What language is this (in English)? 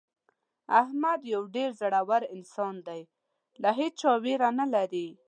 Pashto